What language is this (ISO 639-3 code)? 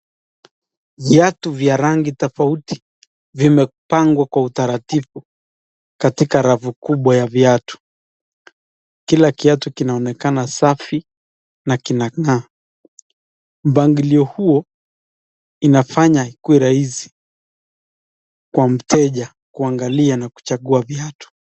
swa